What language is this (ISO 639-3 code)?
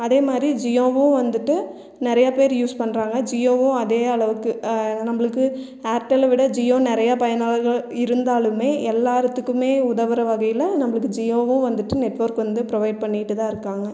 tam